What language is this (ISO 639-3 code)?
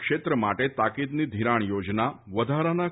guj